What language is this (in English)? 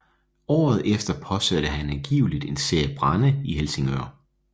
Danish